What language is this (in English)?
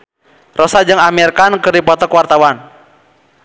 Sundanese